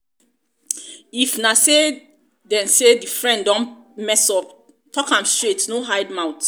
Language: Nigerian Pidgin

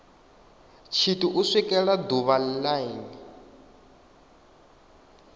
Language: Venda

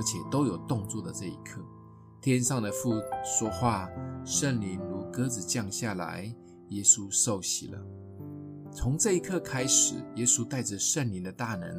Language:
Chinese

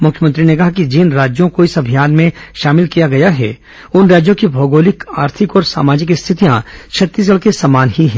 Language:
Hindi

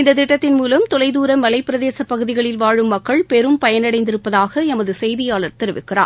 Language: Tamil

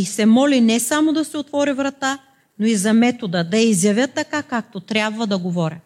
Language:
Bulgarian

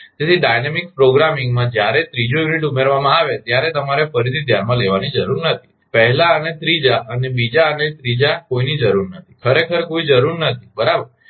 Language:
Gujarati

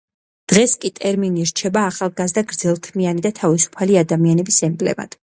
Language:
Georgian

